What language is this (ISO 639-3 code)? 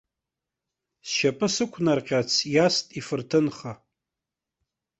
abk